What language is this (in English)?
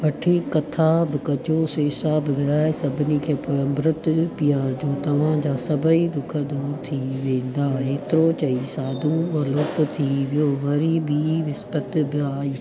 Sindhi